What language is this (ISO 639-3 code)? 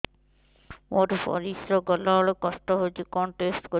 ori